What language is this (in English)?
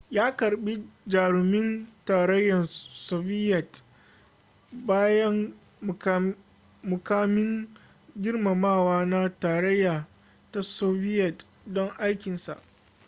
Hausa